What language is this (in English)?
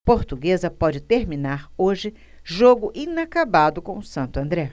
Portuguese